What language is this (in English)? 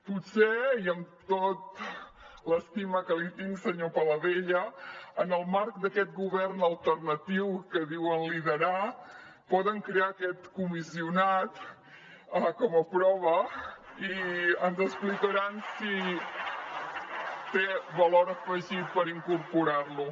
Catalan